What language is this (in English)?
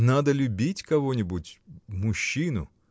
Russian